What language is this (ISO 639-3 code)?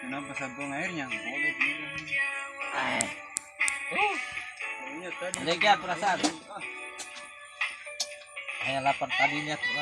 ind